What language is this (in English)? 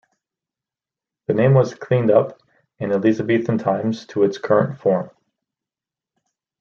English